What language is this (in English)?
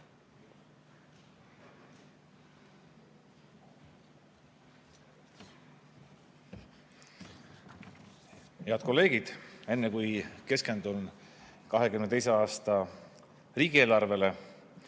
Estonian